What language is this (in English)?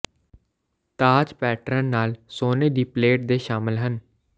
Punjabi